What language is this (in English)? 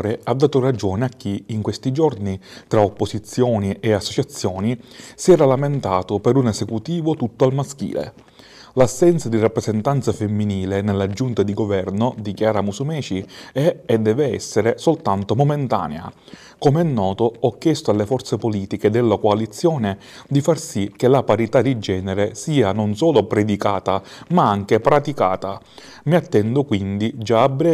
Italian